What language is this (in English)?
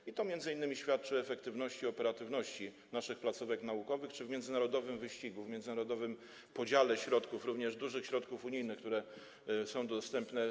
Polish